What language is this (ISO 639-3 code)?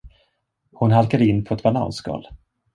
swe